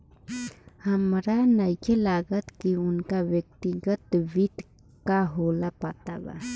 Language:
Bhojpuri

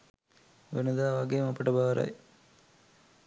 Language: Sinhala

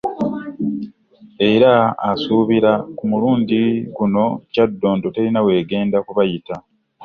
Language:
Ganda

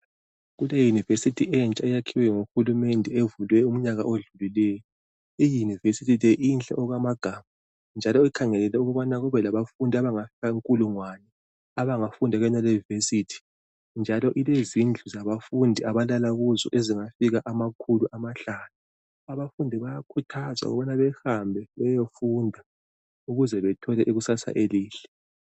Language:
North Ndebele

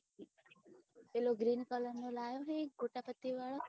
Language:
Gujarati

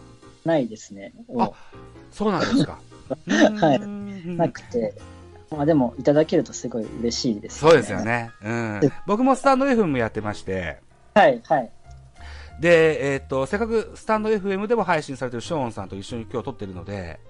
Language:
Japanese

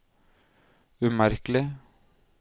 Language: Norwegian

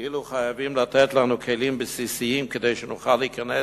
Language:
Hebrew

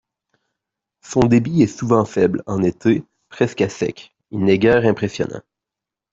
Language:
French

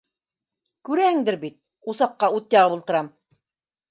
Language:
Bashkir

